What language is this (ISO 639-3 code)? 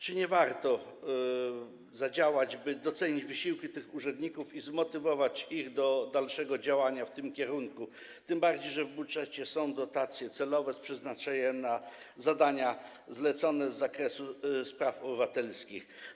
pol